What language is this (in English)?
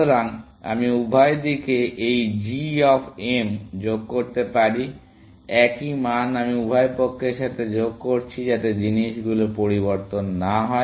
Bangla